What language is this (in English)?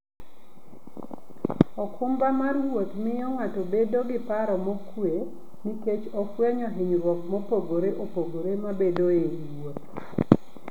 Luo (Kenya and Tanzania)